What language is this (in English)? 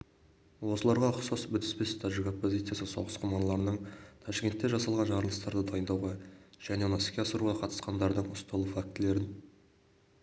Kazakh